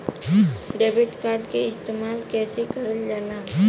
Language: Bhojpuri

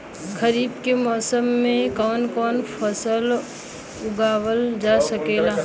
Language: Bhojpuri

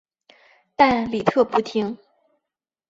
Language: Chinese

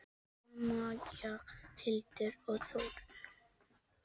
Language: Icelandic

